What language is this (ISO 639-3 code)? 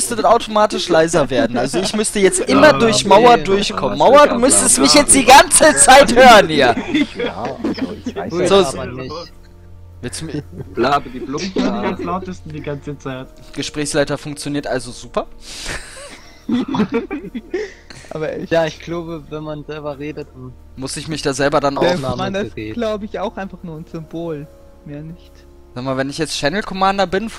deu